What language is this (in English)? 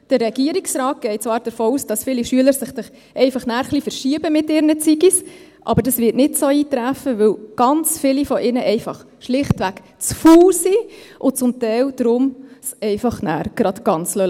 Swiss German